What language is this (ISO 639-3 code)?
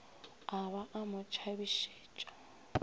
nso